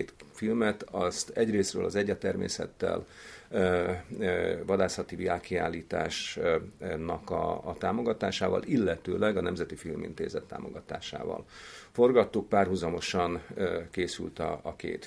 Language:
Hungarian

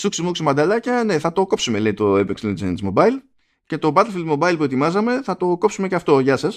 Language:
Greek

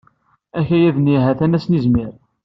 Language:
Kabyle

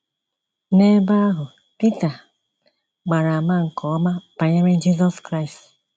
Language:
Igbo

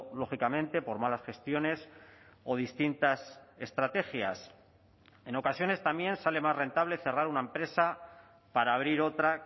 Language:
Spanish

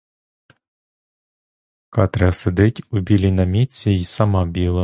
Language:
Ukrainian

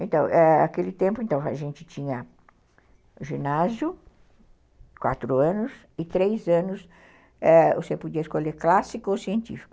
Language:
Portuguese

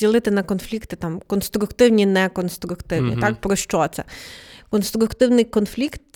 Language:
Ukrainian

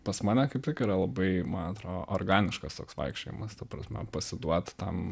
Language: Lithuanian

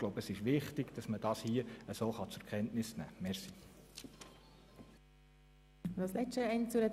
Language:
Swiss German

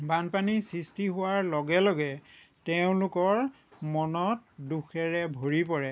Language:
Assamese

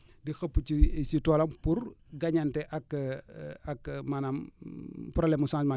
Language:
Wolof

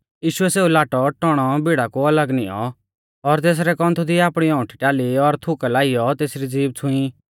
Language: Mahasu Pahari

